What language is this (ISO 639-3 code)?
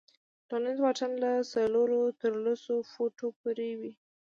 pus